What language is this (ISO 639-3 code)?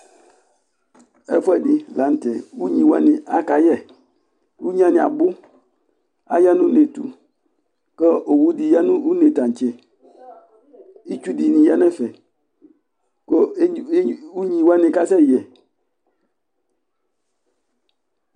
kpo